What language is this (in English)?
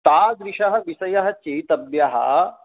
Sanskrit